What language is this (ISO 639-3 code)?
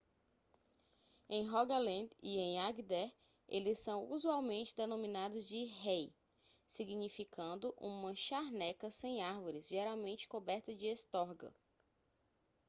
por